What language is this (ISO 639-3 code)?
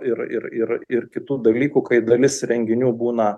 lit